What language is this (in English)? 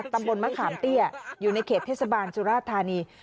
Thai